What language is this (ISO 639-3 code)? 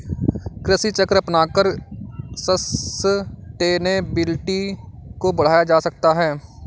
hin